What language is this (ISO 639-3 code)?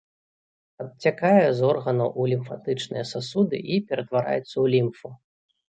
bel